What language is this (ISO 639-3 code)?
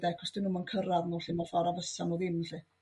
cym